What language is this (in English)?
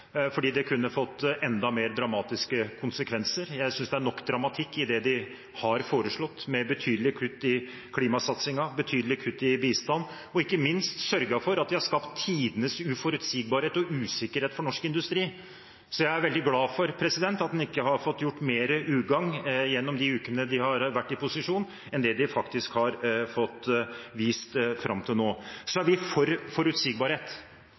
Norwegian Bokmål